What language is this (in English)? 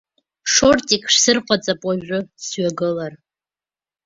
Abkhazian